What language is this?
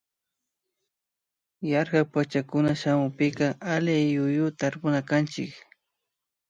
Imbabura Highland Quichua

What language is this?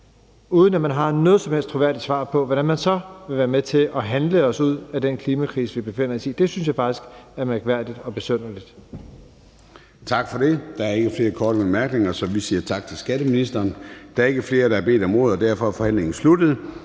Danish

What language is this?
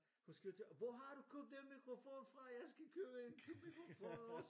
Danish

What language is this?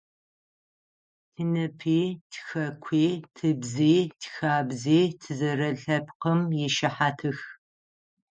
Adyghe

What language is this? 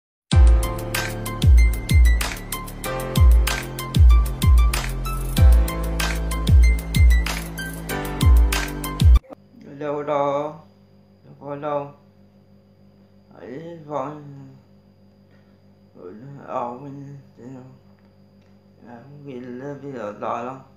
Vietnamese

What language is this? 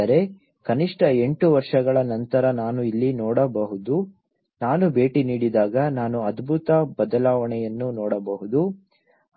Kannada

